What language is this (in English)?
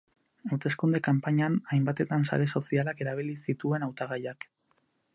Basque